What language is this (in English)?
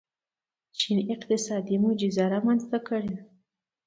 Pashto